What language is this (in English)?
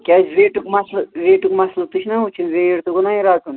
Kashmiri